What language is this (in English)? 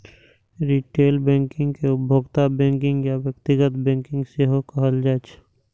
Maithili